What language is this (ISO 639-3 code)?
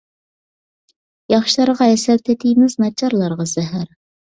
uig